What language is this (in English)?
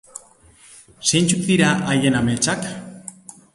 Basque